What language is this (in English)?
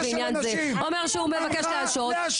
Hebrew